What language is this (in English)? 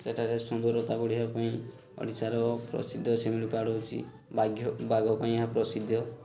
Odia